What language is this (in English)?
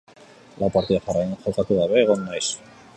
Basque